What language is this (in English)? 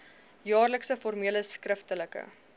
Afrikaans